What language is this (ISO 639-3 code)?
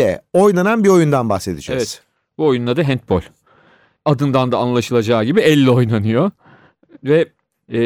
tur